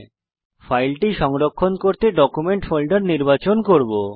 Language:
Bangla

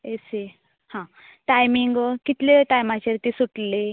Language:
Konkani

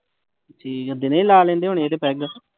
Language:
Punjabi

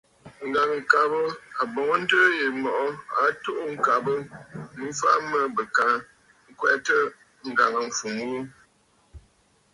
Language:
Bafut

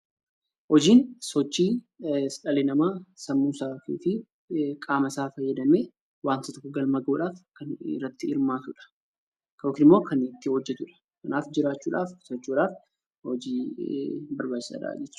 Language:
Oromo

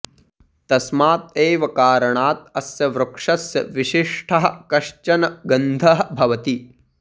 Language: Sanskrit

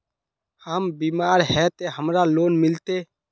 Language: Magahi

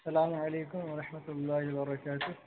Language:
Urdu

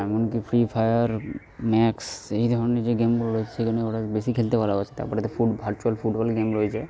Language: Bangla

